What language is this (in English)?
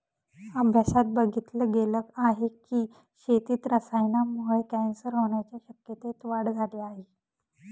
Marathi